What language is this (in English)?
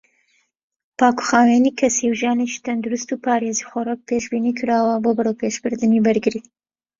Central Kurdish